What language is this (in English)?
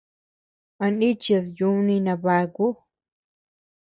Tepeuxila Cuicatec